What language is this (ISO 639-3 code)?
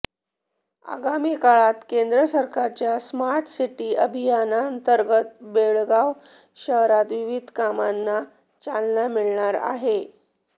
mar